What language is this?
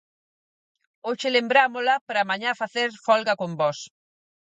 Galician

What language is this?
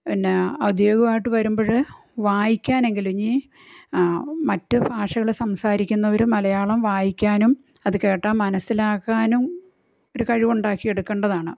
Malayalam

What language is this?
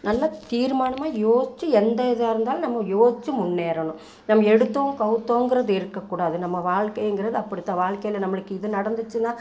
Tamil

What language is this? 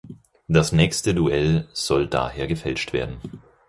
German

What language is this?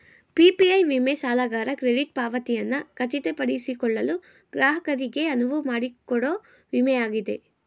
Kannada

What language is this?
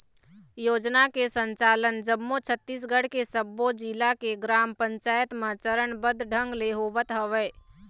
Chhattisgarhi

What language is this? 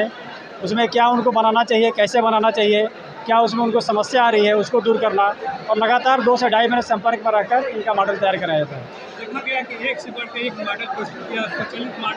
Hindi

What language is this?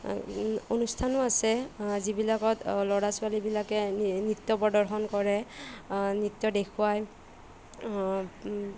Assamese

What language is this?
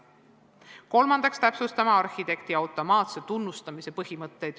Estonian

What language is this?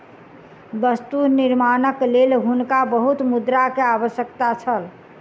Maithili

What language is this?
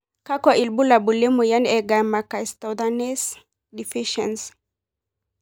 Masai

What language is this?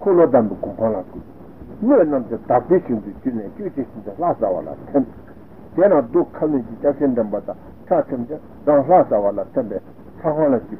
Italian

